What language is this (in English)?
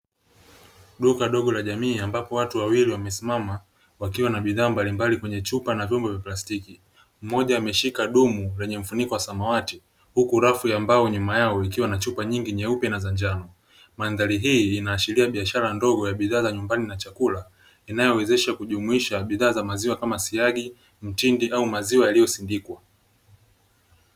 Swahili